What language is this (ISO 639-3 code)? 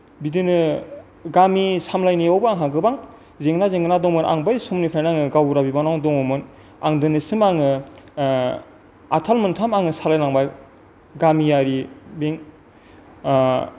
brx